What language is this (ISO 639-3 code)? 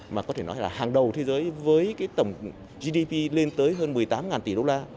vie